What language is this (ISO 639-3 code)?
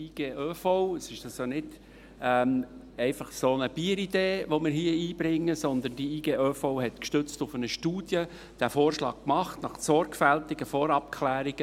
gsw